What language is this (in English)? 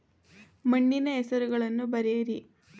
Kannada